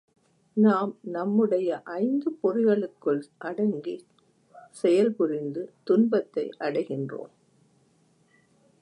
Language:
Tamil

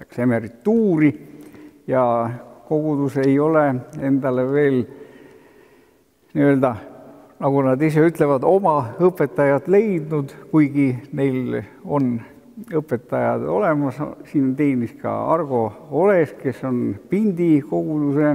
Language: Finnish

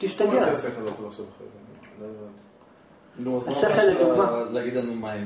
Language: Hebrew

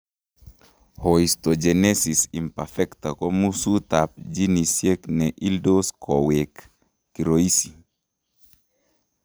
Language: Kalenjin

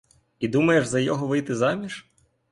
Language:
Ukrainian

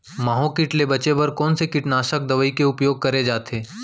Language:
Chhattisgarhi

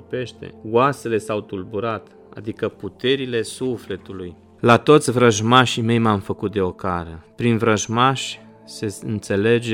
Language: Romanian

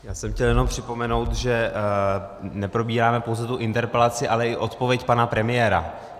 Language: Czech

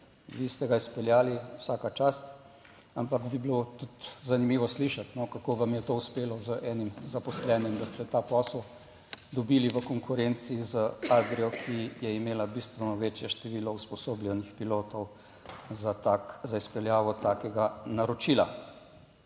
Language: Slovenian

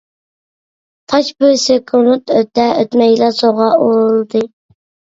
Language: Uyghur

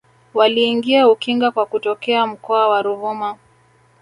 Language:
Swahili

